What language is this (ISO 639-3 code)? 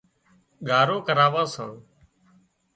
kxp